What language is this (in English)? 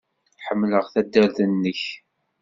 Kabyle